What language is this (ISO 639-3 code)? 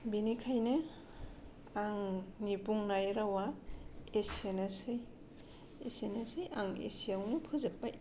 brx